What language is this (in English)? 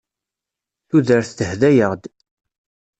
Kabyle